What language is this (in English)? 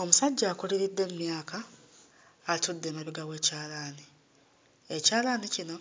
Ganda